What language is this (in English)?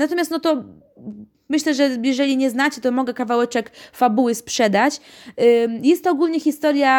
Polish